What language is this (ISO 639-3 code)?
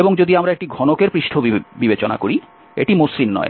ben